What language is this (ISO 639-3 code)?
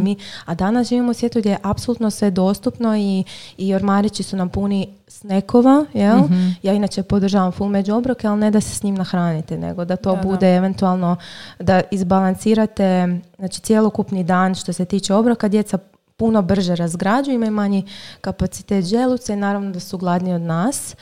hrv